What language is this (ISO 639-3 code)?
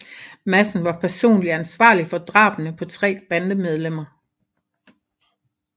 dan